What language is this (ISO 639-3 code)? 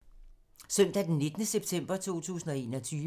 dan